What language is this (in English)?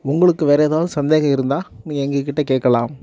Tamil